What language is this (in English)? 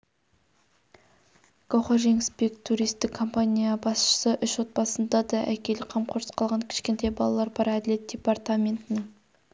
Kazakh